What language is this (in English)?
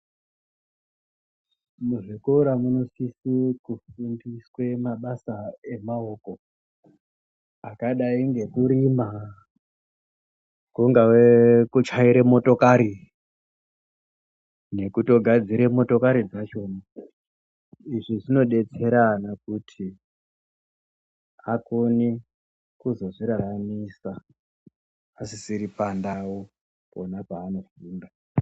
Ndau